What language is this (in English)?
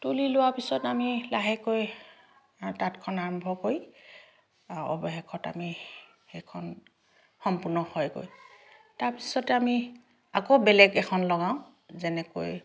Assamese